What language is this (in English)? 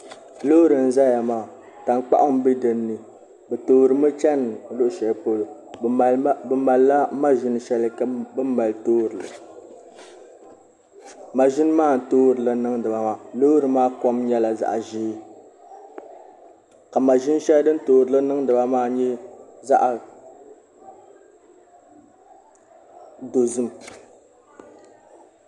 Dagbani